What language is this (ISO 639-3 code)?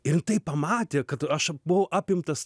lit